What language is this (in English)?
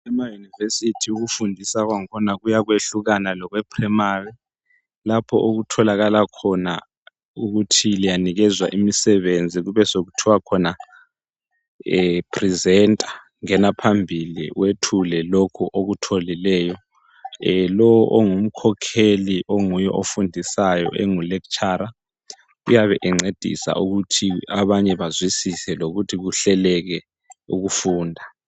North Ndebele